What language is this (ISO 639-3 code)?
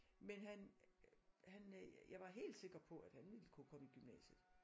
dan